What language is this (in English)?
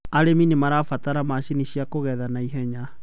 Kikuyu